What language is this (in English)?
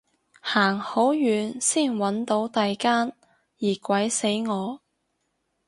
Cantonese